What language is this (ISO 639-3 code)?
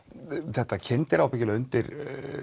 isl